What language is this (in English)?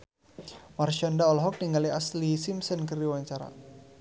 Sundanese